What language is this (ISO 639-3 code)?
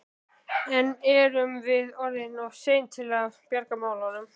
isl